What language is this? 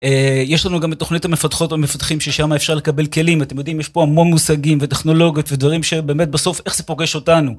Hebrew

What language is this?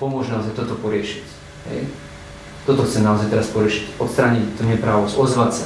Slovak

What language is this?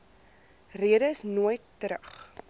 Afrikaans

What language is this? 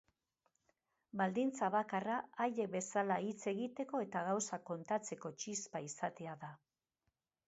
Basque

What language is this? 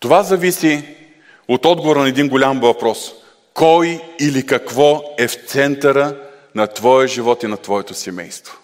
Bulgarian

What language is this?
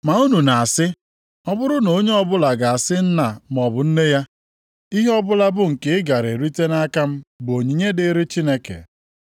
Igbo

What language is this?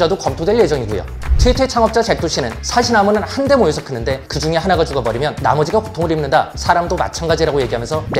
Korean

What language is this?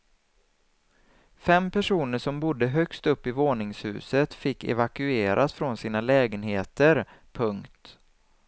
Swedish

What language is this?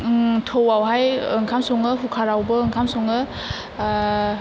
Bodo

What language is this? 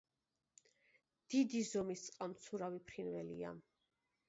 Georgian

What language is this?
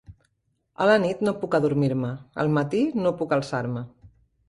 Catalan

